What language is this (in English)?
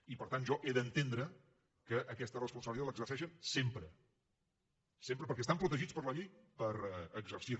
Catalan